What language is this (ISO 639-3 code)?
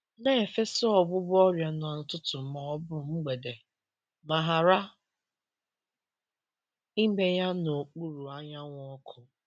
ibo